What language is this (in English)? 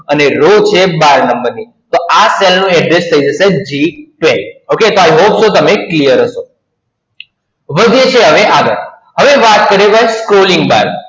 Gujarati